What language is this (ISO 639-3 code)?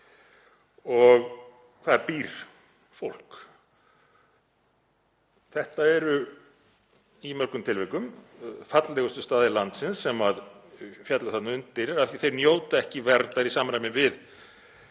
isl